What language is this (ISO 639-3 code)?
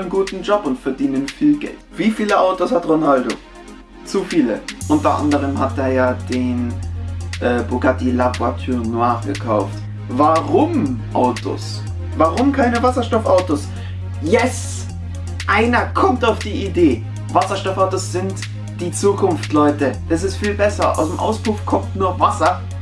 deu